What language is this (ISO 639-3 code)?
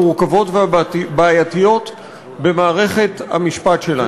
heb